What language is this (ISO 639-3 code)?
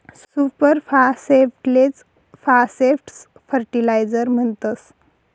mar